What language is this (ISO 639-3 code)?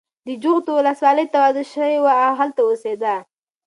pus